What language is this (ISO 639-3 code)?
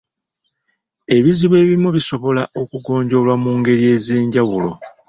lug